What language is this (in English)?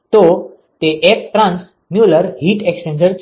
Gujarati